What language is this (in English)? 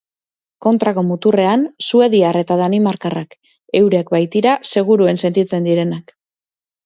Basque